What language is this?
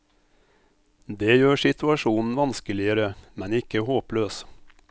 Norwegian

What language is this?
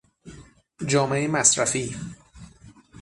Persian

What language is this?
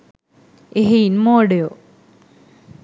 Sinhala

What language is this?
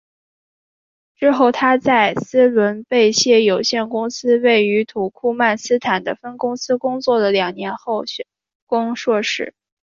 Chinese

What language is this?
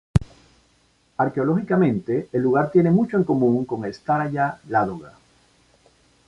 Spanish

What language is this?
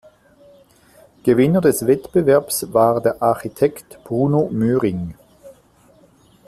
German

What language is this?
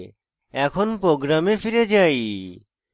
Bangla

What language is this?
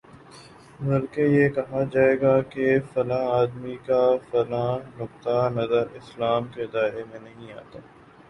Urdu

